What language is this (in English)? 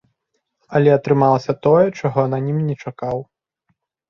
Belarusian